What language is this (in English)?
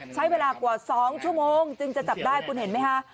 Thai